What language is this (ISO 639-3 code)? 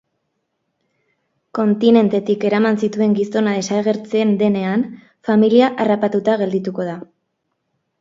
eus